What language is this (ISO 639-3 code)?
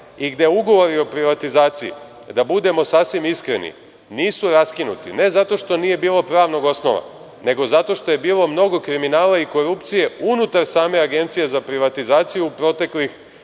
srp